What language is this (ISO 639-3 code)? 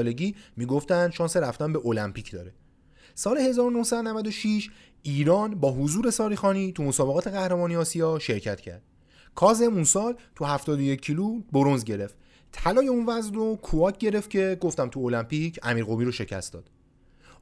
fas